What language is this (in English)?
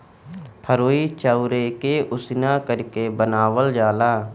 Bhojpuri